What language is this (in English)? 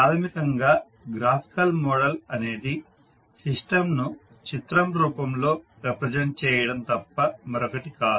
Telugu